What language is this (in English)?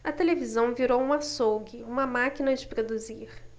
Portuguese